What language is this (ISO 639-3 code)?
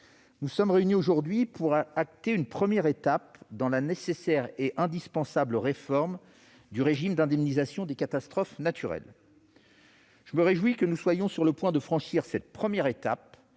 fra